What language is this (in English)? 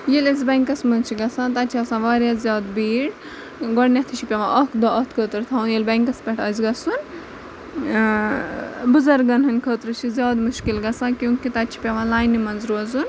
Kashmiri